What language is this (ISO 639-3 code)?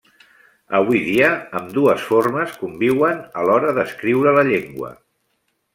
cat